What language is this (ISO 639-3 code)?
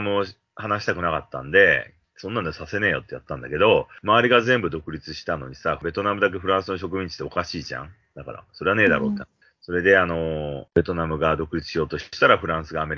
jpn